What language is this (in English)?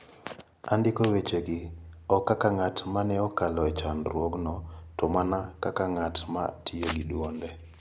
Luo (Kenya and Tanzania)